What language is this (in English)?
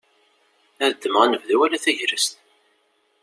Kabyle